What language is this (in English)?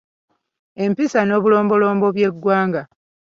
Ganda